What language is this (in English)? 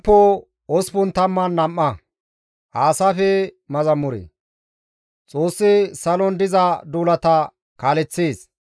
Gamo